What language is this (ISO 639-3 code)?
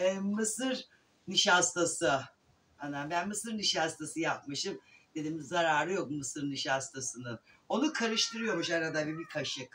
tur